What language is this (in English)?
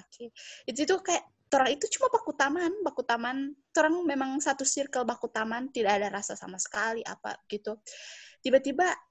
Indonesian